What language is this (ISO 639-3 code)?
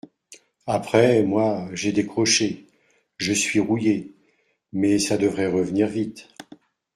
fra